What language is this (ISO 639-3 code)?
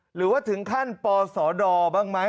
tha